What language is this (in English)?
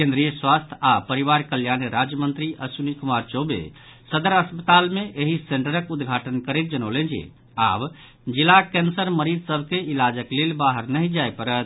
Maithili